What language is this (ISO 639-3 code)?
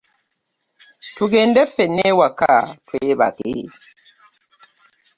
lug